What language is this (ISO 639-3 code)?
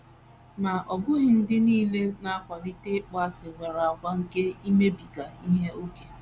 ibo